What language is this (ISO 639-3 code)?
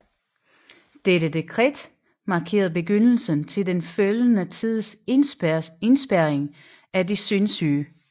dan